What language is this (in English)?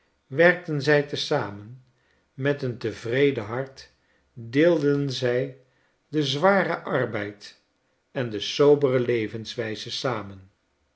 Dutch